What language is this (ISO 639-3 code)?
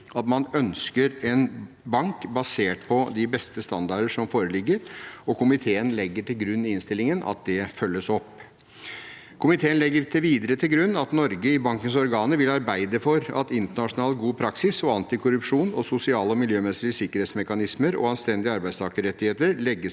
nor